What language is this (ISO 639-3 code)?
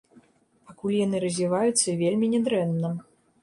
bel